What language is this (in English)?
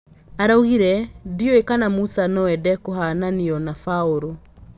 Kikuyu